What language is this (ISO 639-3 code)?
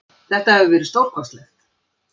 isl